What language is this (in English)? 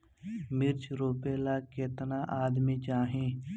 Bhojpuri